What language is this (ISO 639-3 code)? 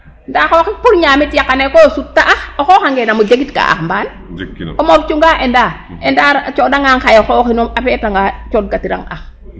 srr